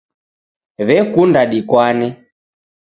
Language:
Taita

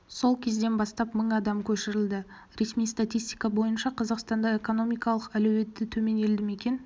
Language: Kazakh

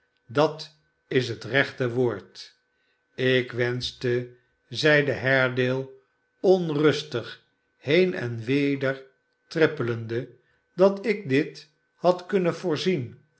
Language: Dutch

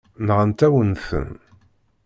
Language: Kabyle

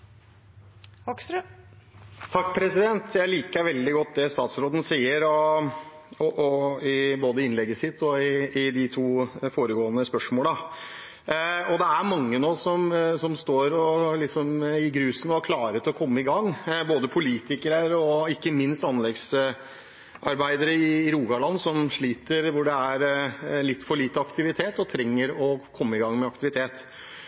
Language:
Norwegian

